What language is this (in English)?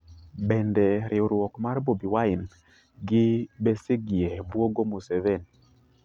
Luo (Kenya and Tanzania)